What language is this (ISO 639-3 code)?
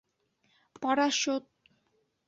bak